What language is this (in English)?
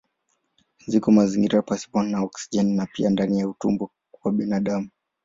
Swahili